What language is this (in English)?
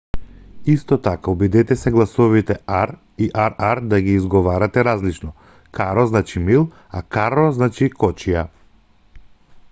Macedonian